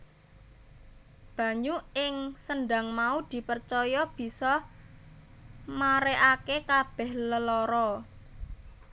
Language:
Javanese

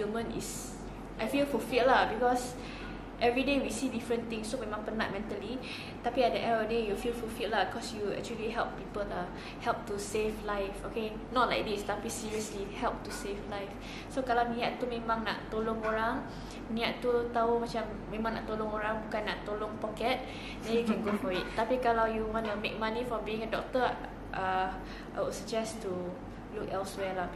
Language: Malay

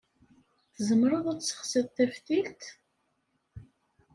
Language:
Kabyle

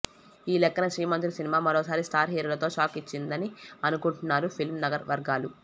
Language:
Telugu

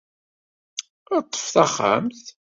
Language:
Kabyle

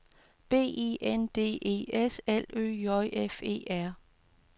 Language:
Danish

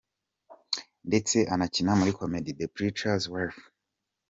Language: Kinyarwanda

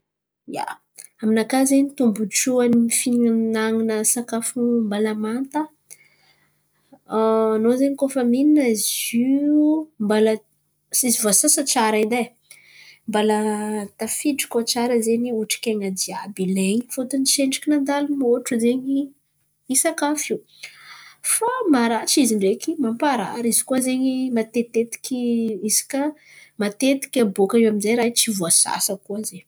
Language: Antankarana Malagasy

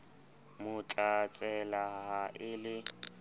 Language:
Southern Sotho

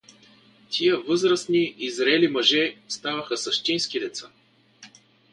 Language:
Bulgarian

